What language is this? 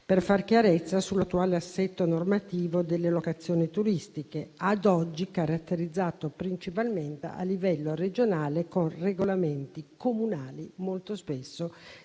Italian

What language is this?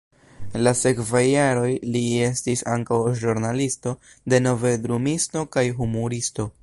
Esperanto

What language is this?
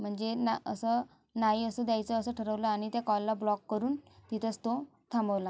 Marathi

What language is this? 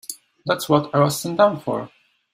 English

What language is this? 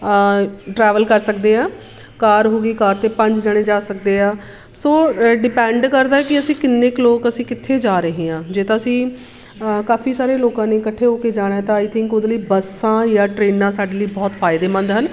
Punjabi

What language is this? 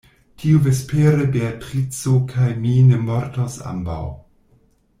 Esperanto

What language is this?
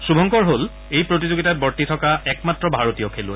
Assamese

